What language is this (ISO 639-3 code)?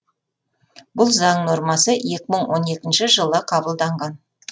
kaz